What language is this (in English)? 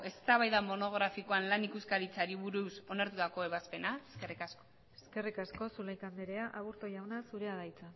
Basque